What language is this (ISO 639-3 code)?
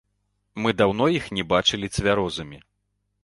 bel